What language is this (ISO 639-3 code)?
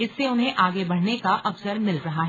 hin